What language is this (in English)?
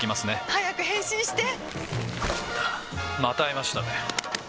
Japanese